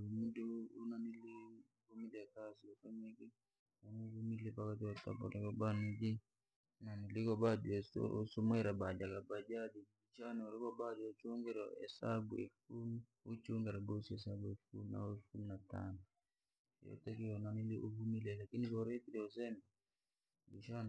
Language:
Langi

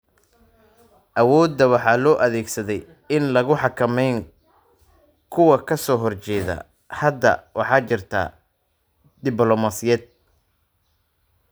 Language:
Somali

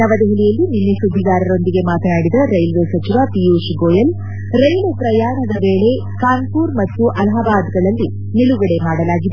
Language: Kannada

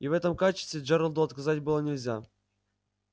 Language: Russian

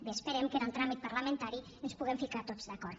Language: Catalan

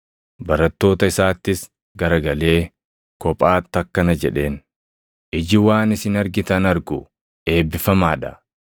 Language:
Oromo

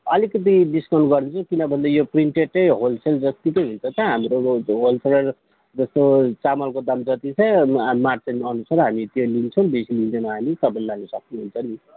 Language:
Nepali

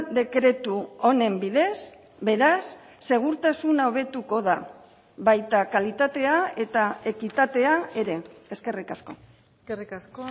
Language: Basque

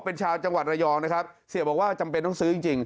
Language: Thai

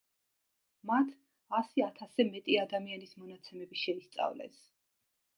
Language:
Georgian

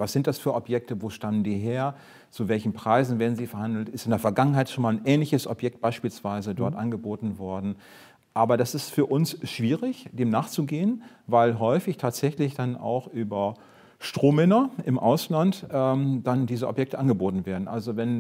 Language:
German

